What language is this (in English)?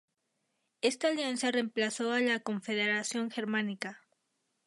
Spanish